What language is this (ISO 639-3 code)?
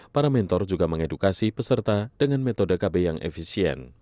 ind